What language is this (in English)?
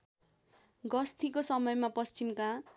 Nepali